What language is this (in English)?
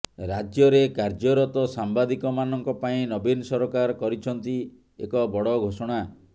Odia